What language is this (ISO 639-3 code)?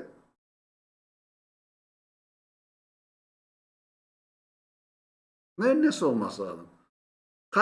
tur